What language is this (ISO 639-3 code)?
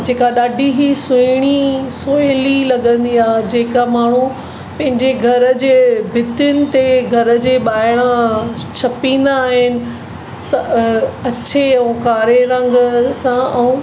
snd